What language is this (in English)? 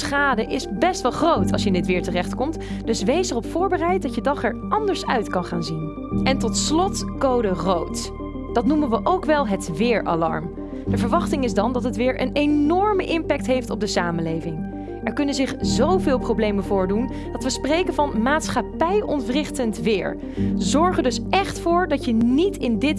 Dutch